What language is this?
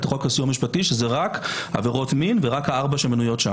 Hebrew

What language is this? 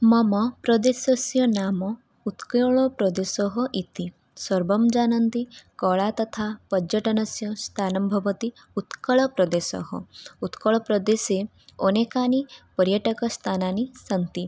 Sanskrit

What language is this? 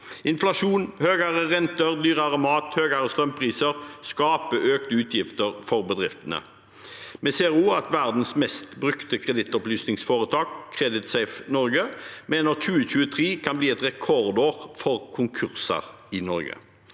Norwegian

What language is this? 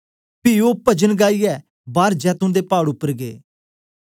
Dogri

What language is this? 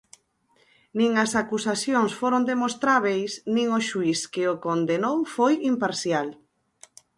Galician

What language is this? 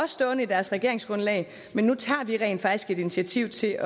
Danish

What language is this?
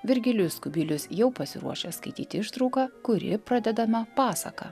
Lithuanian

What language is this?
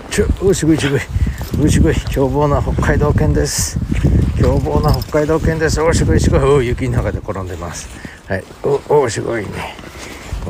Japanese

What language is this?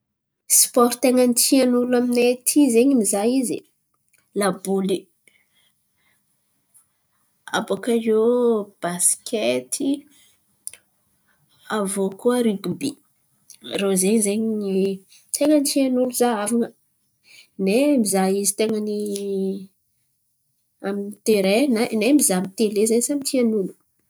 Antankarana Malagasy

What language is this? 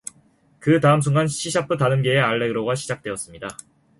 Korean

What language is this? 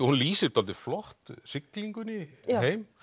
Icelandic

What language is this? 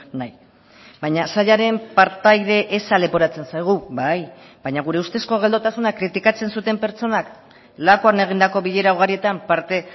Basque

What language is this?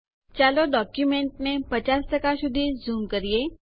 Gujarati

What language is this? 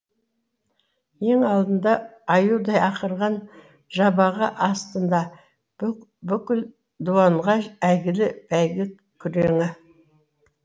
Kazakh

